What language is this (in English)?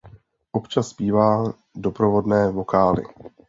Czech